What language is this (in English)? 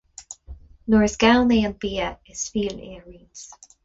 Irish